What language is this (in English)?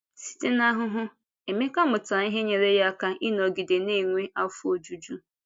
Igbo